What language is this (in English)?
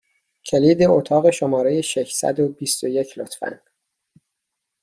Persian